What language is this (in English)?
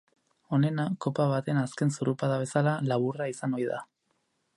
Basque